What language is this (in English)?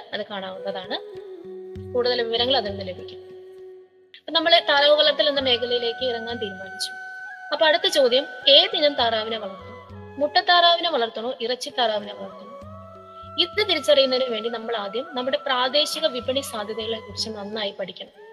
Malayalam